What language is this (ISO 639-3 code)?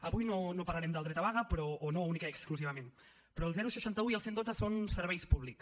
cat